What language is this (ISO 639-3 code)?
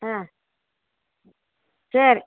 tam